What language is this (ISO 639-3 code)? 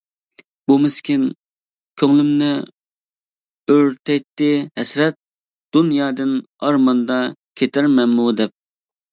uig